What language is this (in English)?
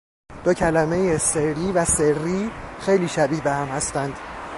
Persian